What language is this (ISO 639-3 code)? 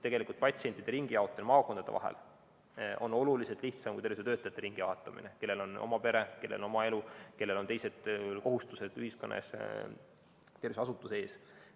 est